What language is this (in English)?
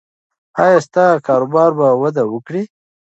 Pashto